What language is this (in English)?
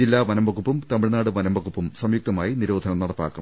Malayalam